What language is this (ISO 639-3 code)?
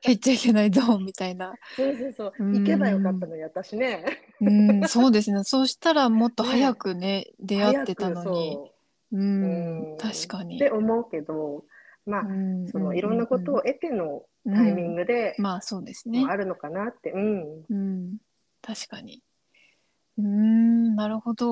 jpn